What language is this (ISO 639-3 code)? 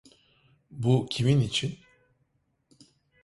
tur